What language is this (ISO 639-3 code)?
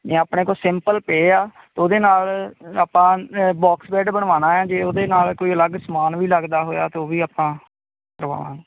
pan